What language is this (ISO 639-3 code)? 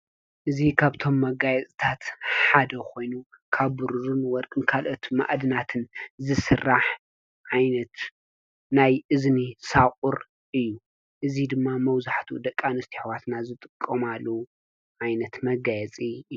tir